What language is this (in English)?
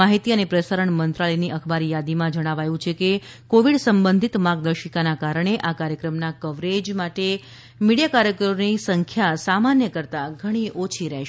Gujarati